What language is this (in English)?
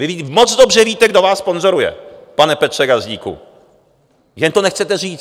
Czech